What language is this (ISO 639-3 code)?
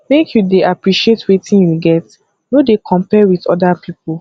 pcm